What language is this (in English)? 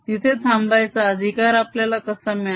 Marathi